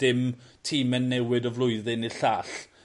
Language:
Welsh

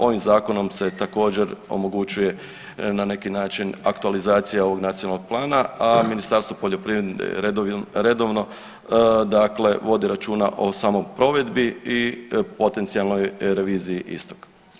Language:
Croatian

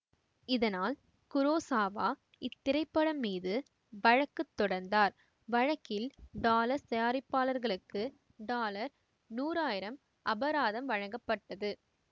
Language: Tamil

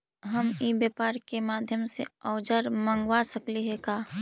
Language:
Magahi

